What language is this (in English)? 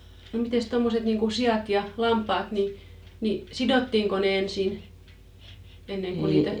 Finnish